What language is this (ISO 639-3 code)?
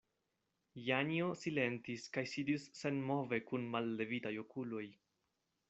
epo